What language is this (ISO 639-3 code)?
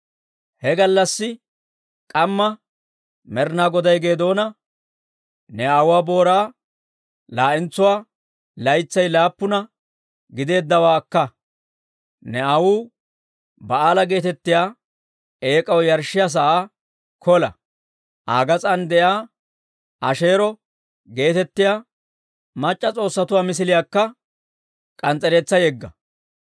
dwr